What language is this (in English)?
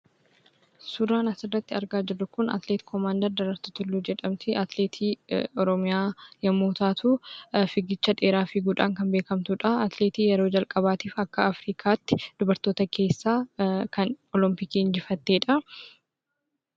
Oromo